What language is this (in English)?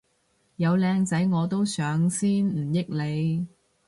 Cantonese